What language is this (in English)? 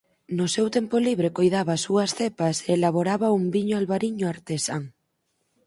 Galician